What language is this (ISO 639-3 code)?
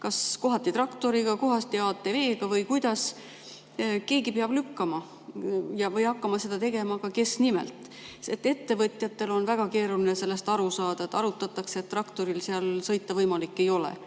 est